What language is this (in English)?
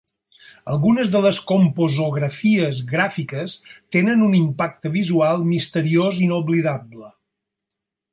Catalan